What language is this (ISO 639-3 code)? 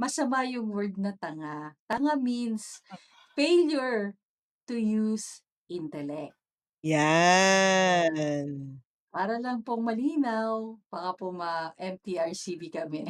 fil